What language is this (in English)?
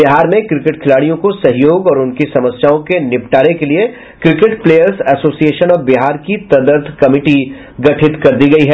Hindi